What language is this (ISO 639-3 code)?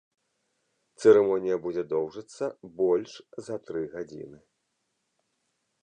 bel